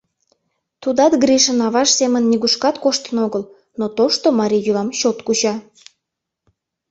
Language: Mari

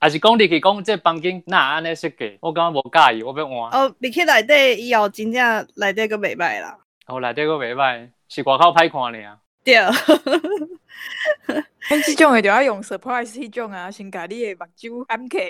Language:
Chinese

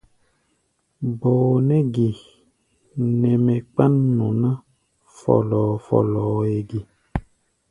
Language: Gbaya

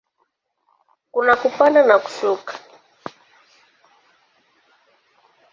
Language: Swahili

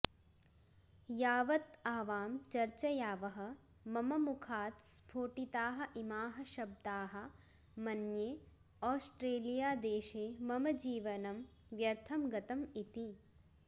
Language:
Sanskrit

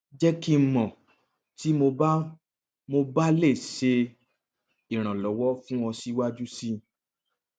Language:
Yoruba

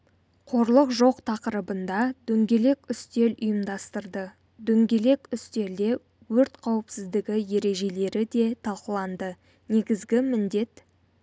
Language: Kazakh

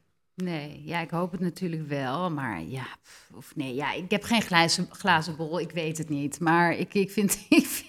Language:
Dutch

